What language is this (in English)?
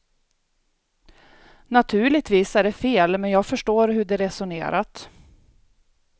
Swedish